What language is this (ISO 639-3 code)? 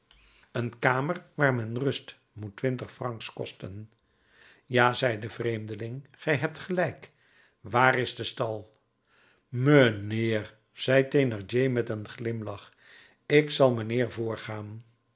nld